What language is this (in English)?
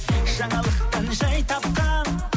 Kazakh